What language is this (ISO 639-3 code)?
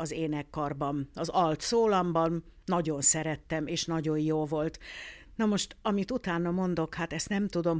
hun